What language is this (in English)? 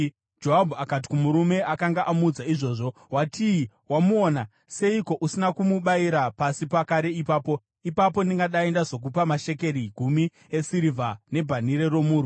Shona